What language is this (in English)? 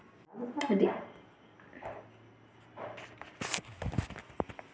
Hindi